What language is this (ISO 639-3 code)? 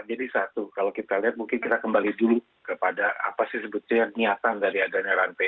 ind